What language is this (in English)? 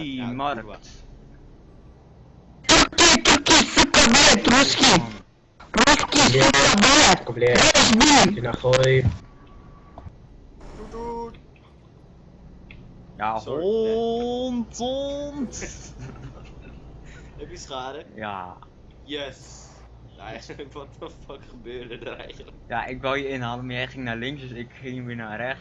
Dutch